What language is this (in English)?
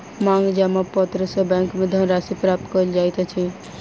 Maithili